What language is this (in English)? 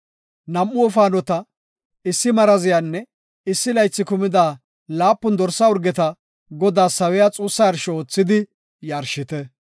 Gofa